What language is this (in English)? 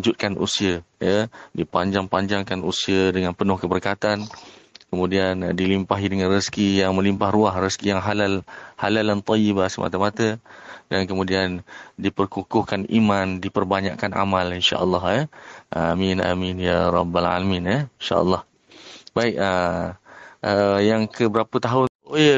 Malay